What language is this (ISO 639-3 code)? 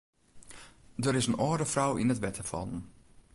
fry